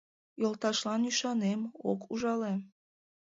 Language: Mari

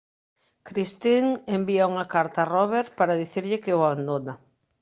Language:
Galician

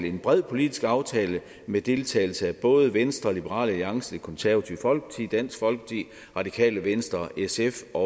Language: Danish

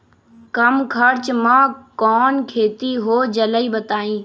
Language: Magahi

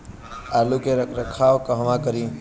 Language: Bhojpuri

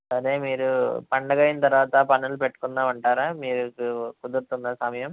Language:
Telugu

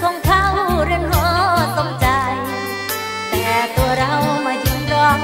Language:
Thai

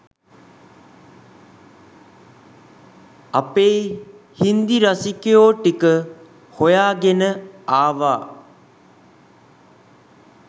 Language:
Sinhala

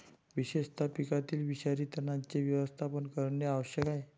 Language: Marathi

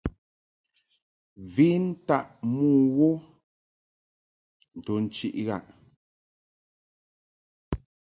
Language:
Mungaka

